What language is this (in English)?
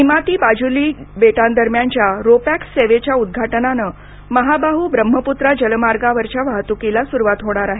Marathi